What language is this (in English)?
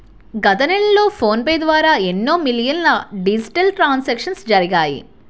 Telugu